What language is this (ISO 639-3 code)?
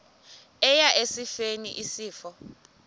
xho